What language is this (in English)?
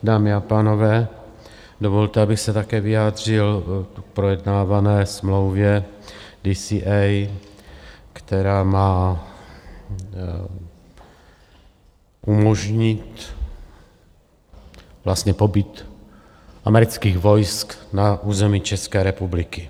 Czech